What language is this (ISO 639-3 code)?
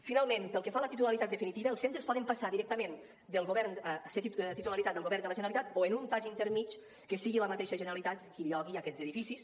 cat